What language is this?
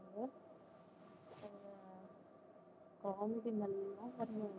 Tamil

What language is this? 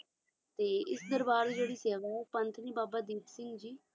Punjabi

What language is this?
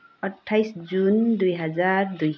Nepali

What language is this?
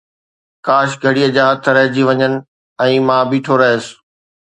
Sindhi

